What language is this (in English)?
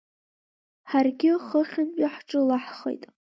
Abkhazian